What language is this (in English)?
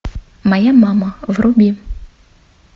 Russian